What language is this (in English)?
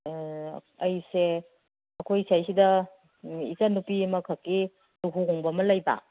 Manipuri